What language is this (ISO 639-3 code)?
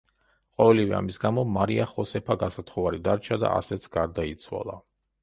kat